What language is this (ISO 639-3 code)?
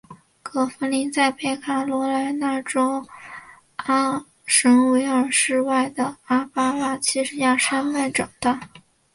zho